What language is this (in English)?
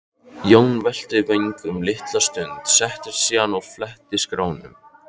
Icelandic